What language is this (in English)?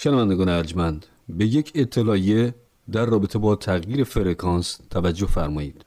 Persian